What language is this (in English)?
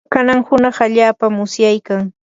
Yanahuanca Pasco Quechua